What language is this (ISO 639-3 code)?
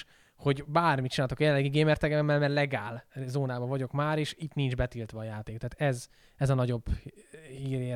hun